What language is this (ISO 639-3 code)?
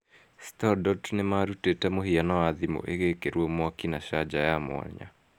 kik